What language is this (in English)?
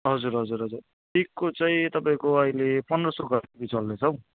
Nepali